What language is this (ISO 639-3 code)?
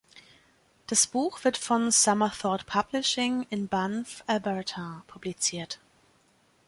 deu